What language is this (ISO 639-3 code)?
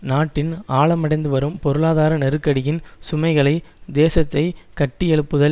tam